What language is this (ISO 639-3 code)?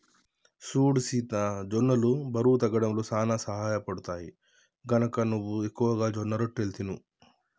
tel